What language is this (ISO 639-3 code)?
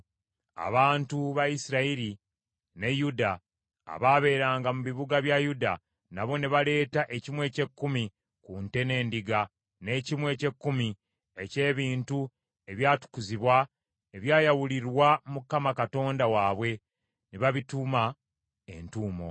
lug